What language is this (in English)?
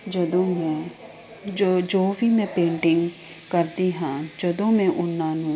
Punjabi